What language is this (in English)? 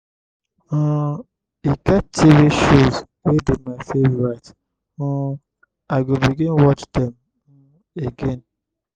Nigerian Pidgin